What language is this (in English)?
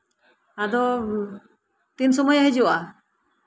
Santali